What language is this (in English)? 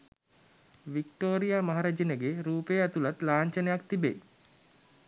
Sinhala